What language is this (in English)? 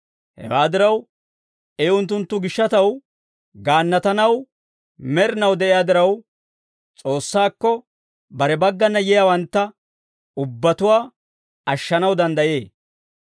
Dawro